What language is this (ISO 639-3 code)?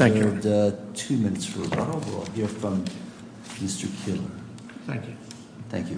eng